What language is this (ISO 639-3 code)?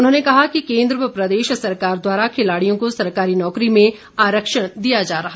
hin